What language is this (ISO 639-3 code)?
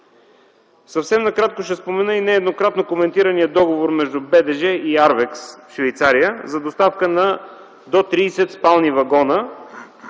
bul